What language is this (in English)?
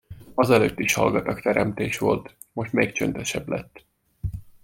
Hungarian